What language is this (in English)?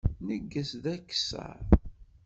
Kabyle